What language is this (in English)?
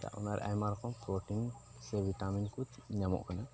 Santali